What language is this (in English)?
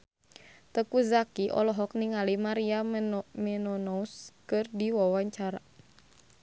Sundanese